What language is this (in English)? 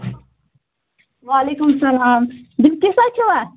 Kashmiri